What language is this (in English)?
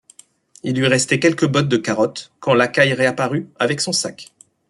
French